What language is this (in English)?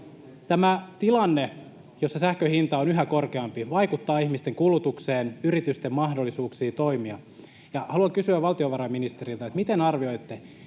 Finnish